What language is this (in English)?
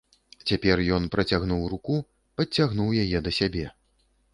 Belarusian